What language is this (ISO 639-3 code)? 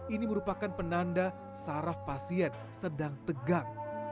ind